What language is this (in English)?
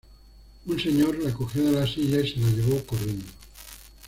Spanish